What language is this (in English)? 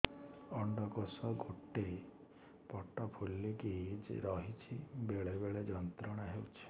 Odia